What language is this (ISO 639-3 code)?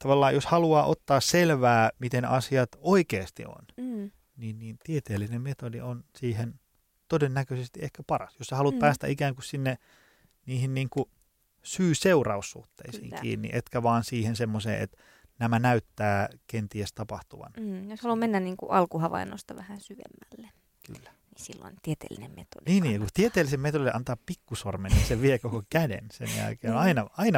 fin